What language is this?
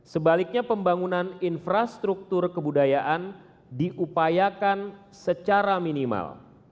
Indonesian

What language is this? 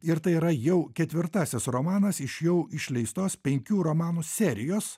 Lithuanian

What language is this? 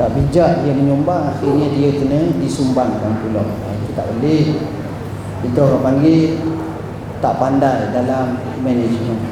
Malay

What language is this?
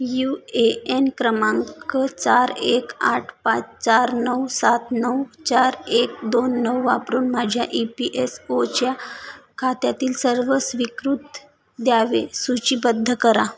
Marathi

